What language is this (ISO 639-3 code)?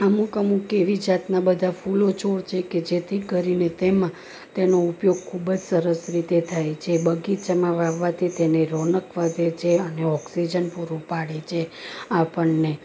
guj